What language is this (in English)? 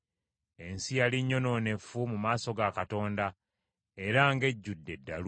Ganda